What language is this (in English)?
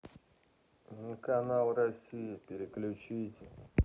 Russian